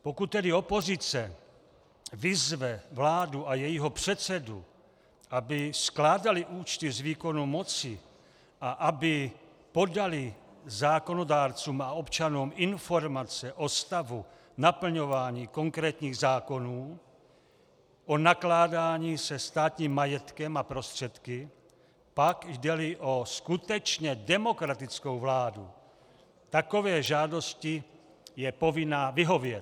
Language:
Czech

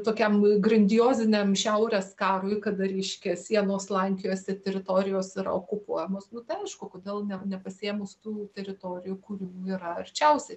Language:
Lithuanian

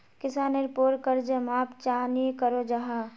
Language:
Magahi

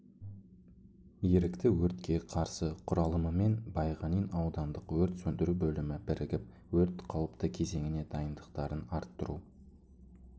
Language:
Kazakh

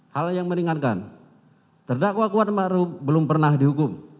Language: Indonesian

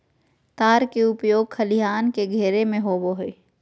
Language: Magahi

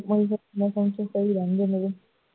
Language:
Punjabi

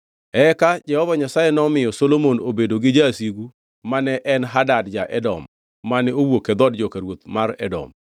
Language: Luo (Kenya and Tanzania)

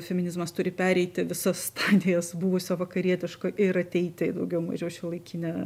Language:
Lithuanian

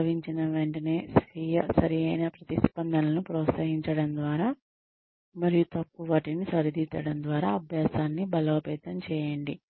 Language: Telugu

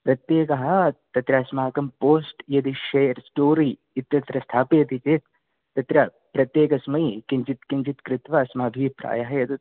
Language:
Sanskrit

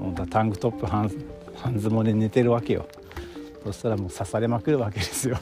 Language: Japanese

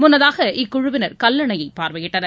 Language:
Tamil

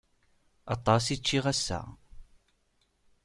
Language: Kabyle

